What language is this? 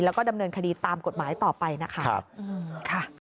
Thai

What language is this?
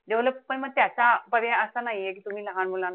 Marathi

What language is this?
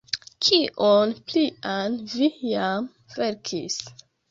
Esperanto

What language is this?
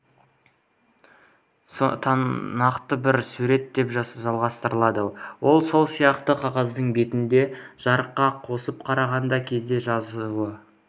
Kazakh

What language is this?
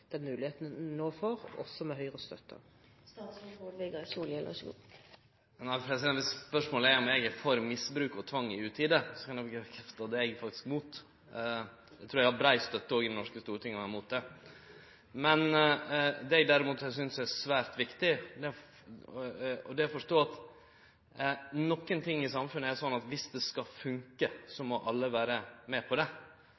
Norwegian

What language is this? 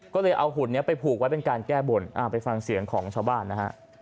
Thai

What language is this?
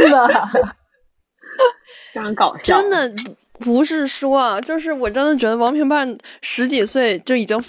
Chinese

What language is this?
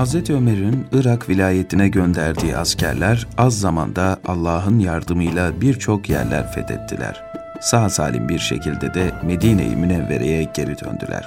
Turkish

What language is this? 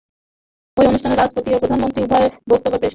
Bangla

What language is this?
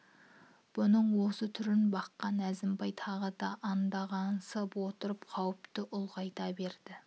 Kazakh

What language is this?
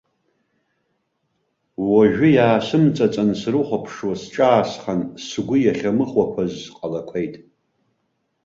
Abkhazian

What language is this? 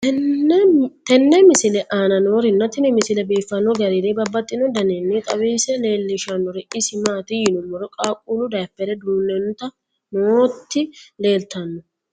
Sidamo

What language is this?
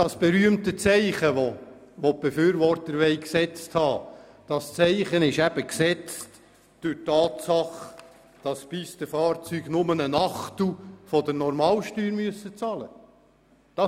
Swiss German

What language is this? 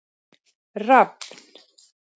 Icelandic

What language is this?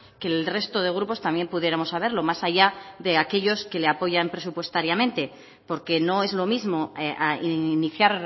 Spanish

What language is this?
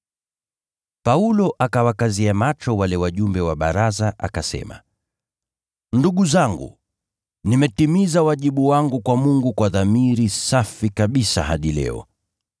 Swahili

